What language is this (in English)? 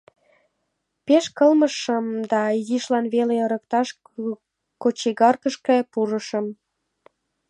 Mari